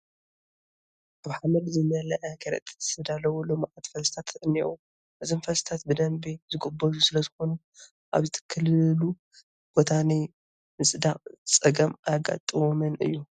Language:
Tigrinya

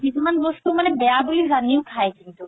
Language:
Assamese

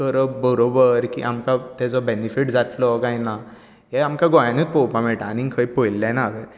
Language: Konkani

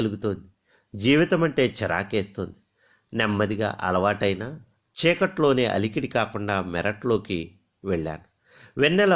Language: Telugu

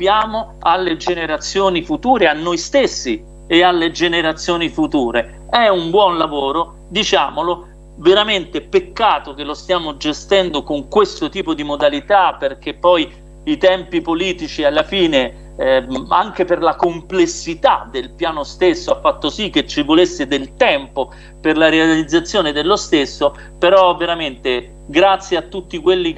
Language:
Italian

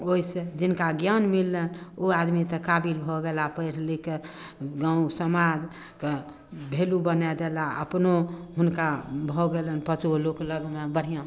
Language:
Maithili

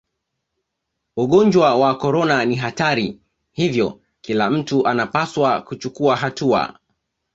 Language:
Swahili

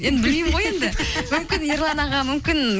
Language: Kazakh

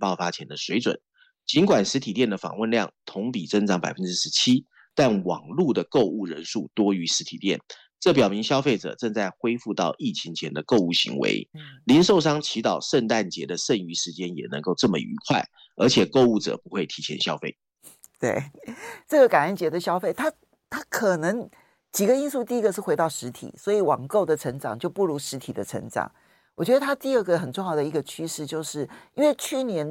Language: Chinese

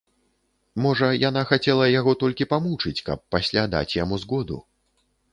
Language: Belarusian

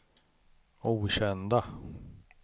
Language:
Swedish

